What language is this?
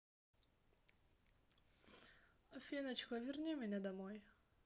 Russian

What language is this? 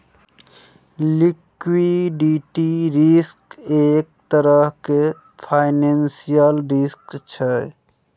Maithili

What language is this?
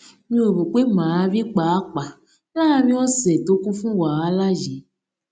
Yoruba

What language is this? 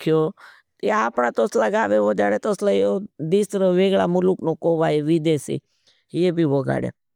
Bhili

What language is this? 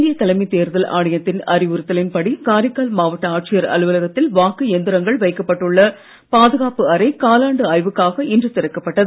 Tamil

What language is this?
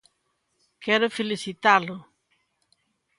Galician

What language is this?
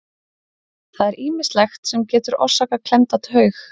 Icelandic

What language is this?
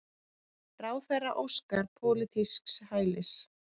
Icelandic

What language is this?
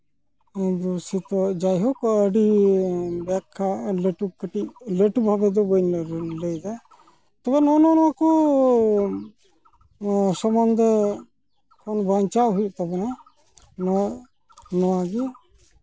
Santali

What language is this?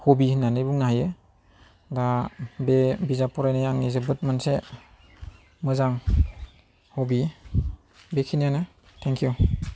Bodo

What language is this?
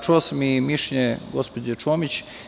Serbian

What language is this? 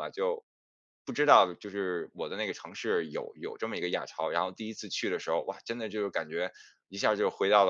Chinese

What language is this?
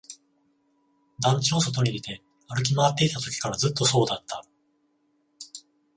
Japanese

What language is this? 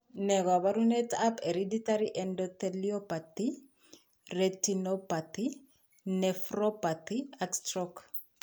Kalenjin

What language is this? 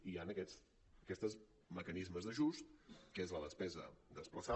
Catalan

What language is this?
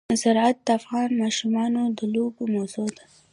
Pashto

